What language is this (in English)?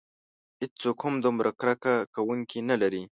Pashto